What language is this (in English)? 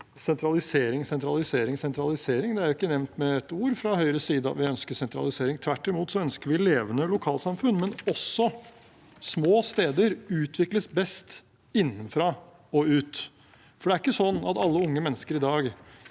Norwegian